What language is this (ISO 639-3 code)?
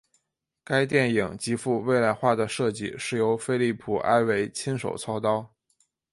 zho